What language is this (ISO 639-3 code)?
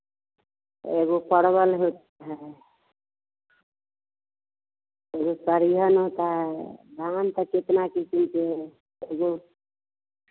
hin